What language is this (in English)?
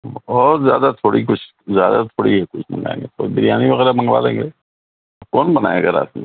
Urdu